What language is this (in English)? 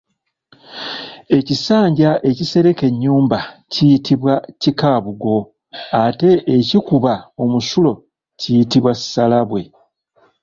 Ganda